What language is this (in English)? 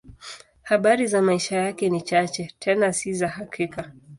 Swahili